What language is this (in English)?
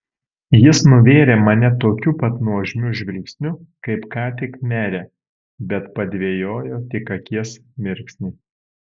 Lithuanian